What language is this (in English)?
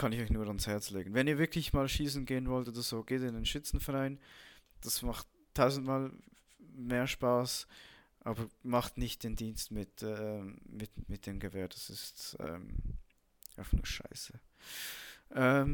German